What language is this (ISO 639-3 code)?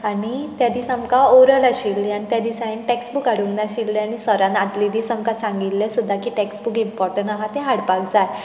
kok